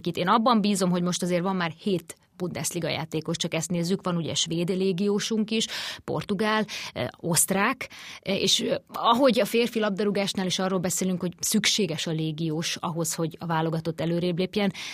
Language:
Hungarian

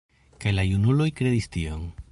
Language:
Esperanto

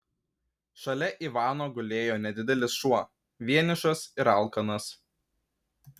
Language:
Lithuanian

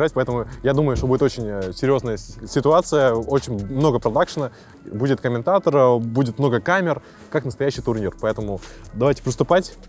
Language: Russian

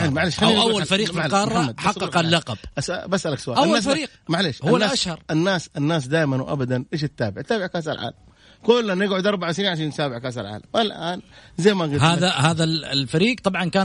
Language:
Arabic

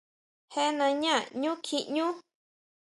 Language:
Huautla Mazatec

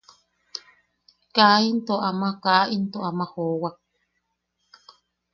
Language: Yaqui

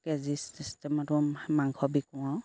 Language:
Assamese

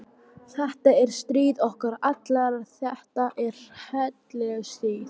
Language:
Icelandic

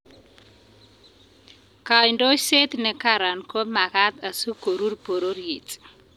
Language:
Kalenjin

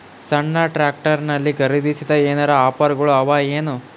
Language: Kannada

